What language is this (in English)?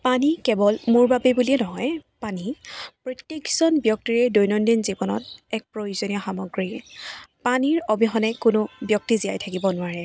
Assamese